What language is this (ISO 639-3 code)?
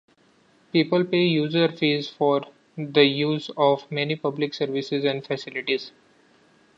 eng